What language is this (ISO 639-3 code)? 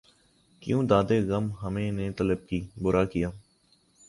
urd